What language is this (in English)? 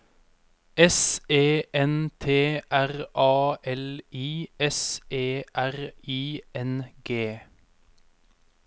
Norwegian